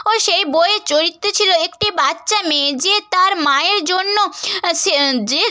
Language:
Bangla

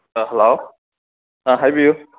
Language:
Manipuri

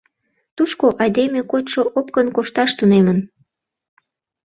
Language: Mari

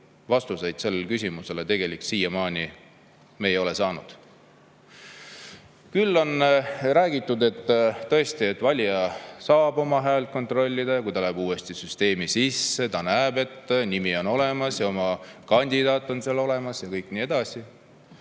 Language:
Estonian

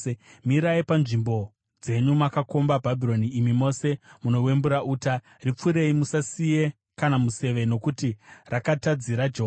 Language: Shona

